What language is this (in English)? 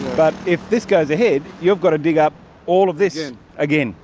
English